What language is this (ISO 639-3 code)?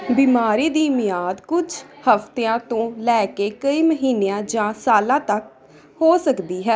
pan